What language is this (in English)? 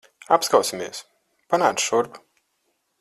Latvian